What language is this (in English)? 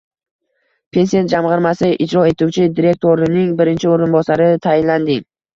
Uzbek